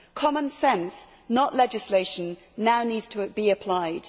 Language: English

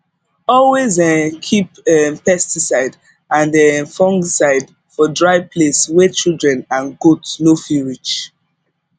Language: Nigerian Pidgin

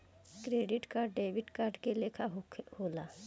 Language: Bhojpuri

